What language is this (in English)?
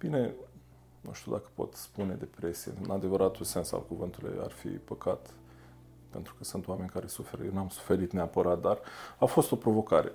Romanian